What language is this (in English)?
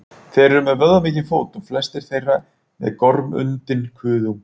Icelandic